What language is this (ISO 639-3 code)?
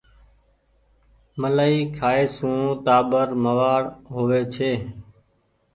gig